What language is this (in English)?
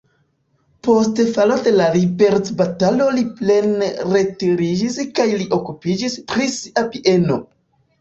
Esperanto